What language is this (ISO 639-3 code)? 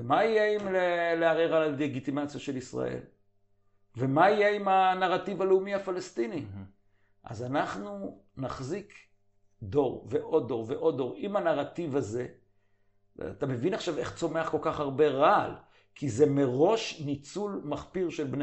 heb